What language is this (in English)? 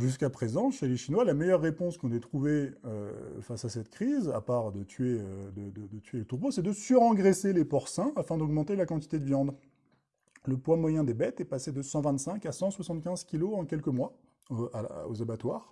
French